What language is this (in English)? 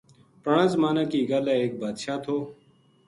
Gujari